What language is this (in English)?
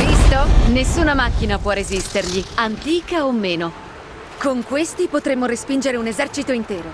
Italian